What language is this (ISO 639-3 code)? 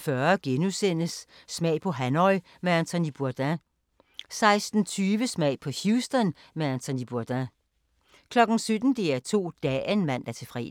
dan